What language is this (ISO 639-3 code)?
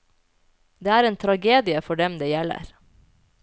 nor